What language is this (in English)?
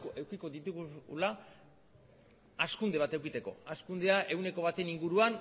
Basque